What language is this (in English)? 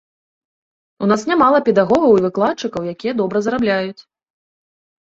Belarusian